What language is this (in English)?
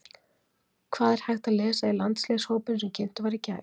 Icelandic